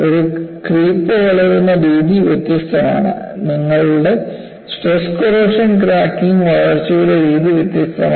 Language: Malayalam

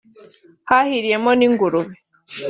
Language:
Kinyarwanda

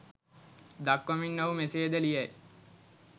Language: Sinhala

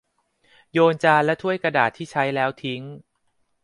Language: Thai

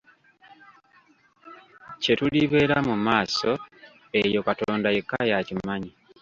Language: Ganda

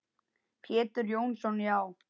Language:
Icelandic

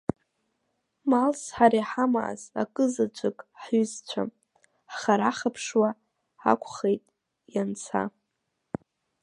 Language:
Abkhazian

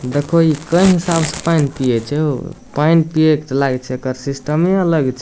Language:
Maithili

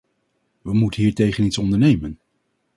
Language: Dutch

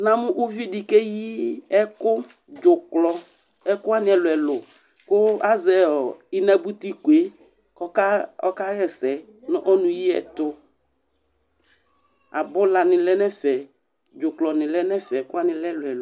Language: Ikposo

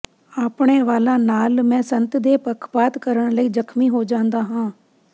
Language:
Punjabi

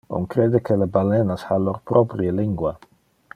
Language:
Interlingua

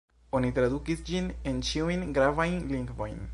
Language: Esperanto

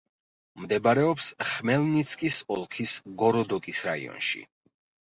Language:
Georgian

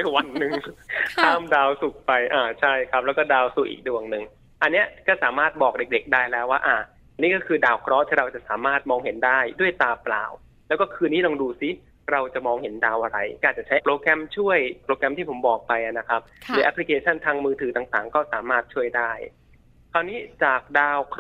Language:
Thai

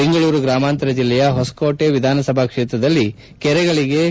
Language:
Kannada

